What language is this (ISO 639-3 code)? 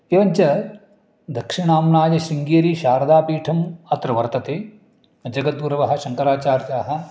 san